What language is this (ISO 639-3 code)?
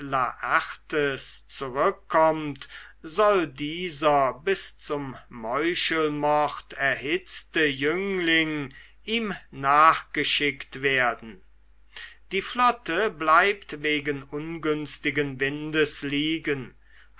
deu